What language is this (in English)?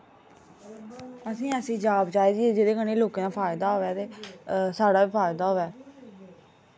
Dogri